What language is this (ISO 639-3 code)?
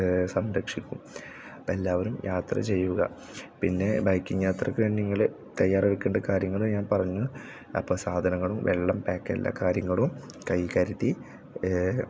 mal